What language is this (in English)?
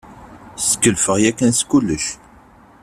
Kabyle